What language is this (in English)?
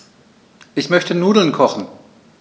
German